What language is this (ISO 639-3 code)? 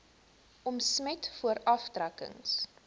afr